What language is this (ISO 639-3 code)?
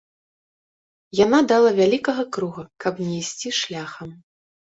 bel